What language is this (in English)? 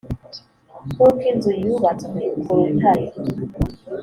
Kinyarwanda